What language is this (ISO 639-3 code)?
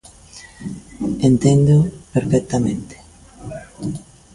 glg